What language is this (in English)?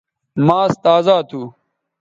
Bateri